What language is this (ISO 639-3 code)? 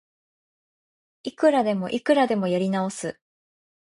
jpn